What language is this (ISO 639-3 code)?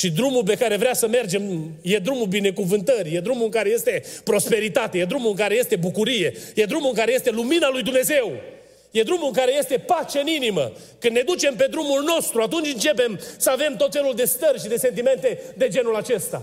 ron